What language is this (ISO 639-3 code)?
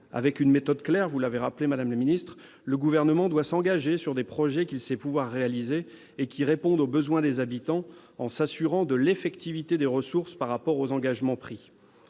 fra